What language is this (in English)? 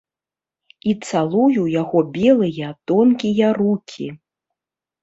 Belarusian